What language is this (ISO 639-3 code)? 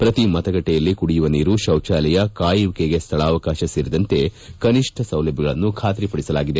kan